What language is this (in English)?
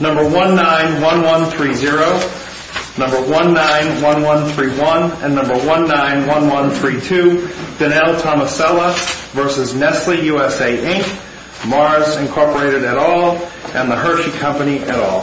English